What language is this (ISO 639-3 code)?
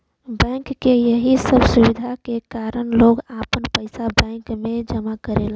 bho